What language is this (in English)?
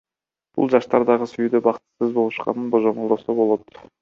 Kyrgyz